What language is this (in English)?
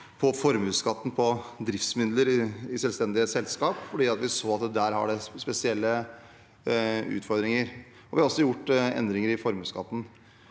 Norwegian